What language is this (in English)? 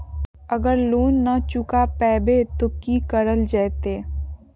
Magahi